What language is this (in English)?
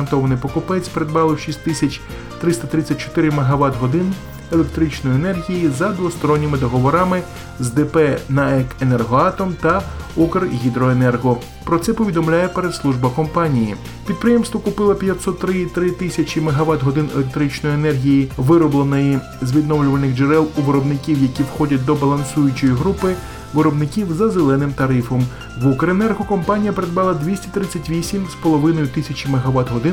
Ukrainian